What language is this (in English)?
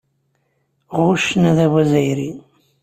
Kabyle